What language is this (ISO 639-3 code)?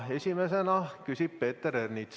est